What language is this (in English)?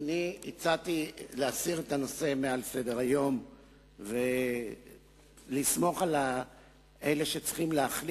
Hebrew